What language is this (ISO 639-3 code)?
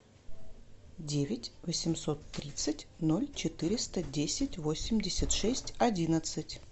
rus